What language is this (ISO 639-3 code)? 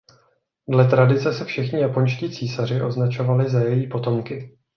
ces